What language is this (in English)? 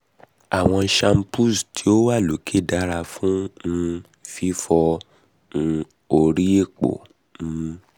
Yoruba